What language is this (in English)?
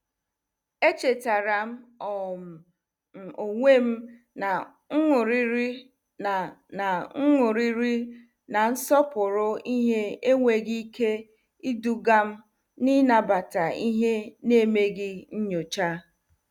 Igbo